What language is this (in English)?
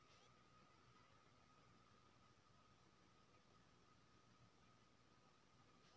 Maithili